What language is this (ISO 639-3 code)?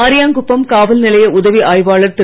tam